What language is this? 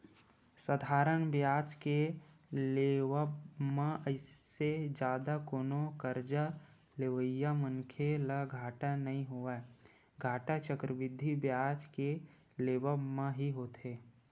Chhattisgarhi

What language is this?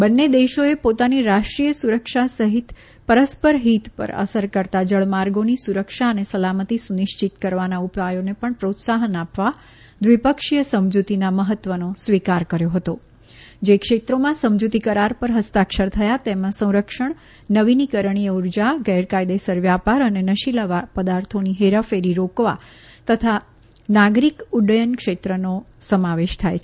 Gujarati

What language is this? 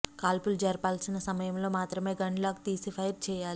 Telugu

